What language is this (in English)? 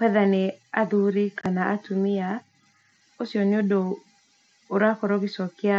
Kikuyu